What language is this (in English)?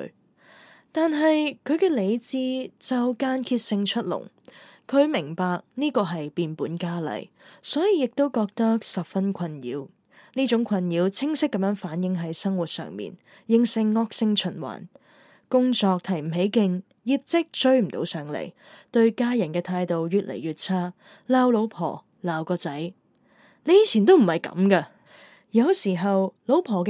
Chinese